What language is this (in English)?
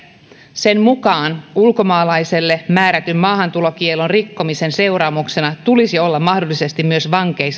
Finnish